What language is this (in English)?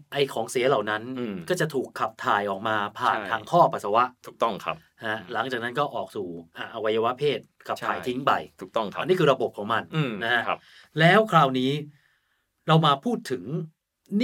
Thai